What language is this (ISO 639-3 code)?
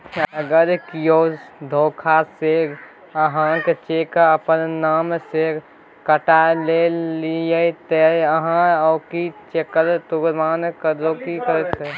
mai